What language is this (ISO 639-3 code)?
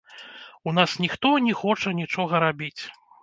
bel